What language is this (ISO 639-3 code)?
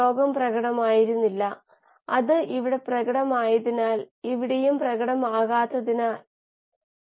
mal